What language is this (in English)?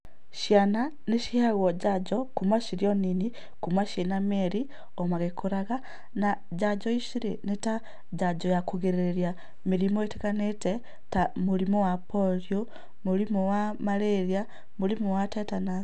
Kikuyu